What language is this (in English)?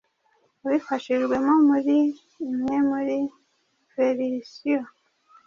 Kinyarwanda